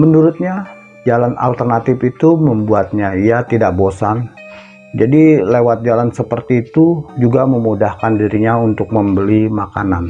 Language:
Indonesian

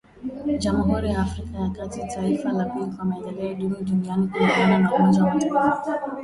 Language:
Swahili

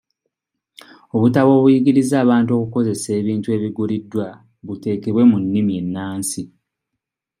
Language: Ganda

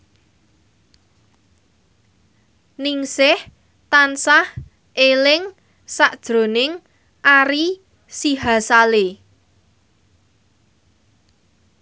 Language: Javanese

